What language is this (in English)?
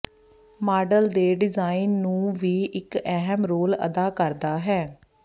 Punjabi